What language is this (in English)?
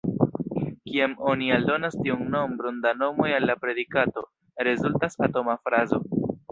Esperanto